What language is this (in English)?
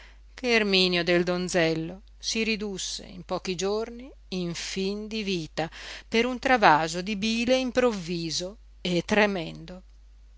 Italian